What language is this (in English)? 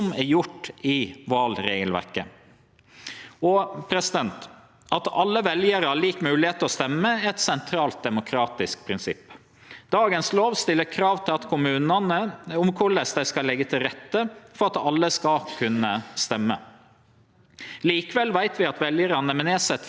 Norwegian